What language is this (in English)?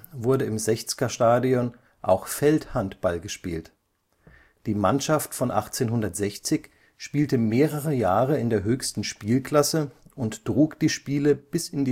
German